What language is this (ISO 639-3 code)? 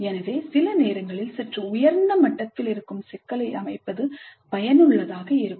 tam